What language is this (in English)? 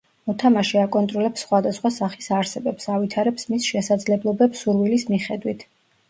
Georgian